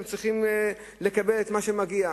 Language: Hebrew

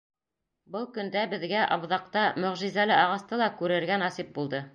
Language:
Bashkir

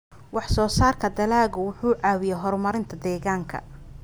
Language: Somali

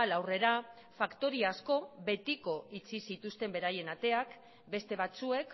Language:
Basque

